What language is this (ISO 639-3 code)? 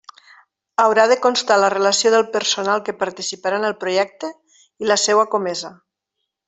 cat